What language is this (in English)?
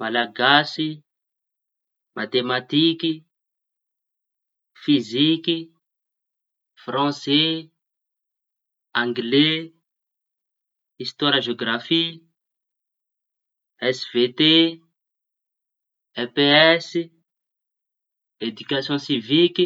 Tanosy Malagasy